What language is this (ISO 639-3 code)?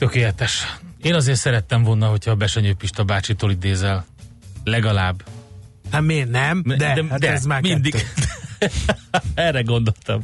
hun